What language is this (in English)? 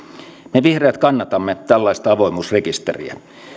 Finnish